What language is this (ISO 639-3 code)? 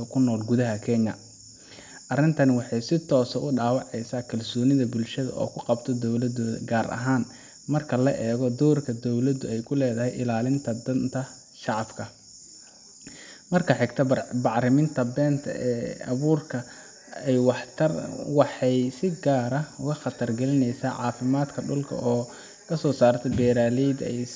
som